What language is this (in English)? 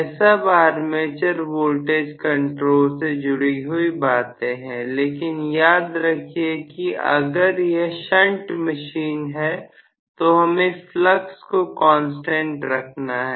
Hindi